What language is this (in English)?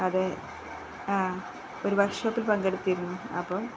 Malayalam